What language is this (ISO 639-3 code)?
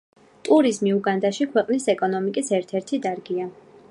kat